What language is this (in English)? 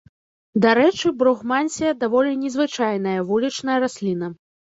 Belarusian